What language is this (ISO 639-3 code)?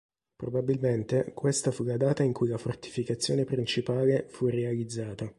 ita